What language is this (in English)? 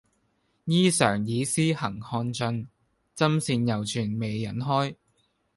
Cantonese